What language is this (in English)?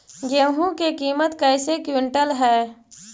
Magahi